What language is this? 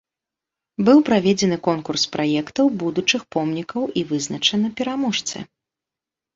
Belarusian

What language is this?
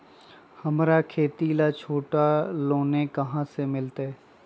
Magahi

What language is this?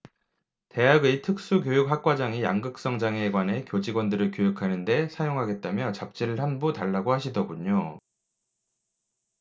Korean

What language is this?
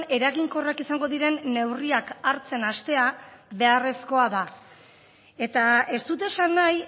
Basque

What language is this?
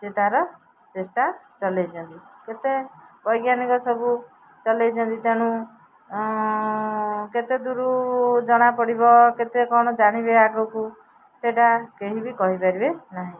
Odia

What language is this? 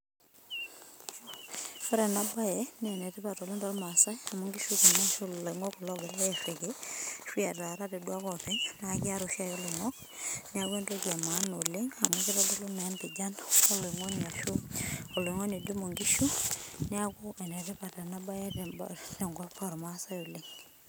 Masai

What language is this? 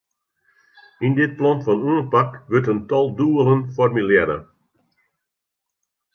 Western Frisian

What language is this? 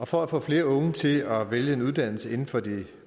Danish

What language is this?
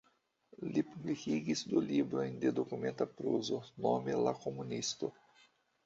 Esperanto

